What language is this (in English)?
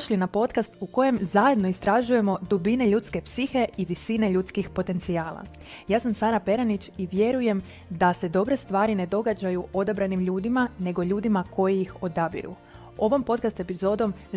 Croatian